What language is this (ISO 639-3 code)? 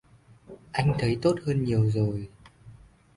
vie